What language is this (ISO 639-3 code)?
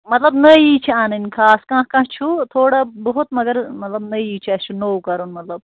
kas